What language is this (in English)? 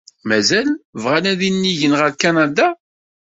Kabyle